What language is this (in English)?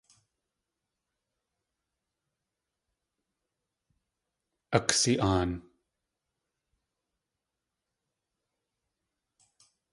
Tlingit